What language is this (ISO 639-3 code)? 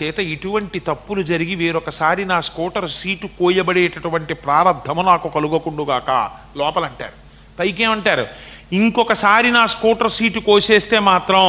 tel